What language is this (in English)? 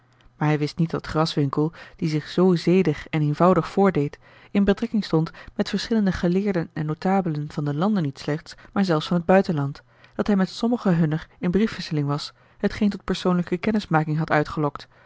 Dutch